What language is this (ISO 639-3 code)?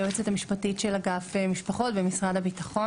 heb